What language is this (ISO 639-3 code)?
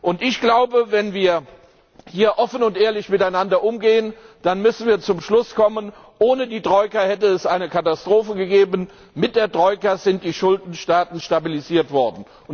deu